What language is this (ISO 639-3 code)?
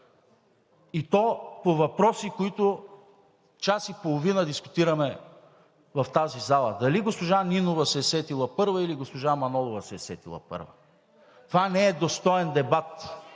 bul